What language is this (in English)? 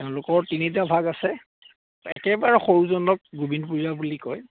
Assamese